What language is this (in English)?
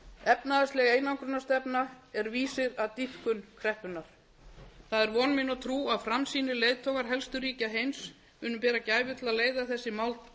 Icelandic